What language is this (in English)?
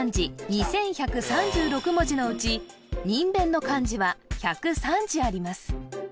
Japanese